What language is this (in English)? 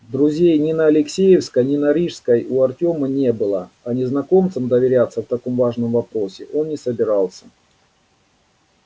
Russian